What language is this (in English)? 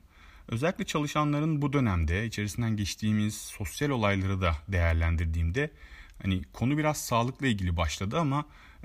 Turkish